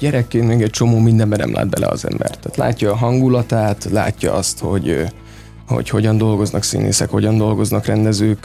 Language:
Hungarian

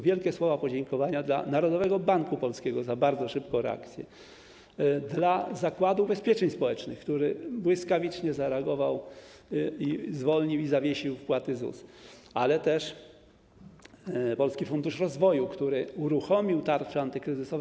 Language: Polish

